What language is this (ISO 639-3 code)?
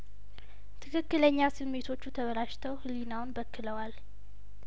amh